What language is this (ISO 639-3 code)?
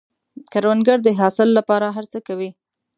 pus